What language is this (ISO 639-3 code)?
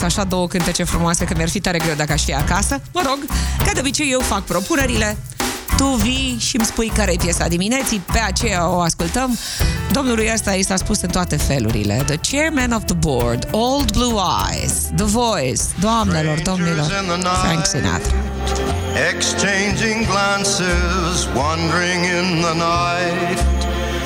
ron